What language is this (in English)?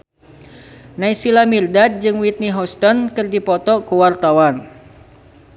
Sundanese